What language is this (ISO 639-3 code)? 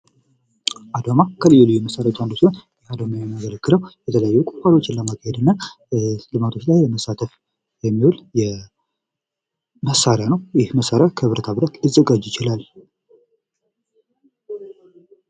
amh